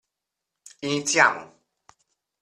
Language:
Italian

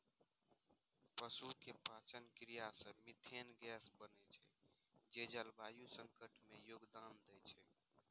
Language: Maithili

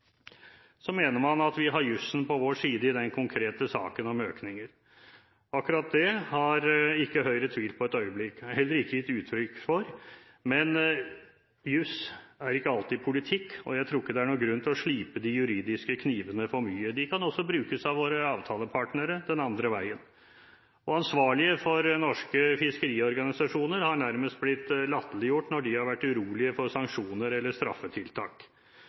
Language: Norwegian Bokmål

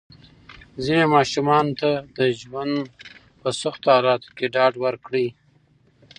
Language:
Pashto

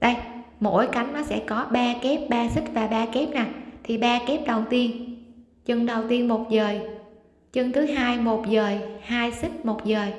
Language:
Vietnamese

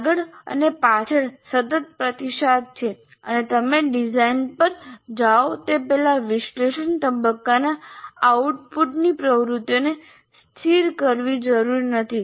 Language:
Gujarati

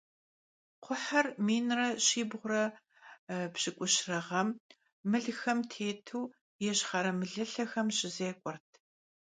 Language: Kabardian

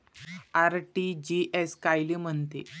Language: Marathi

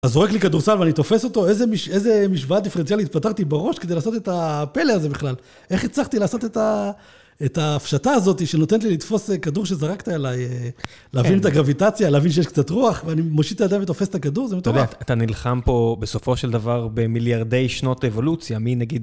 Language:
Hebrew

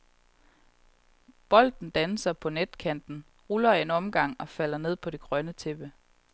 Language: Danish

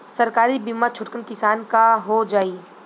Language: Bhojpuri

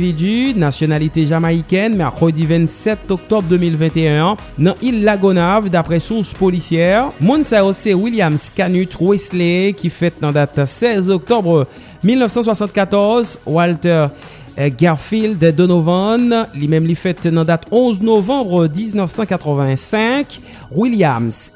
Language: French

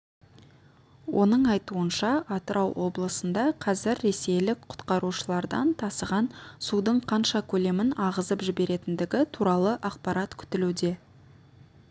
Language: Kazakh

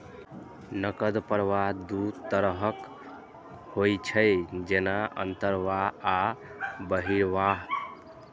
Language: Maithili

